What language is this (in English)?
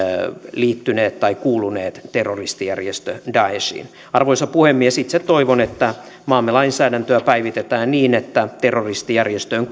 Finnish